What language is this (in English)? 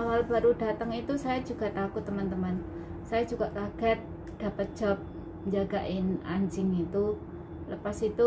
Indonesian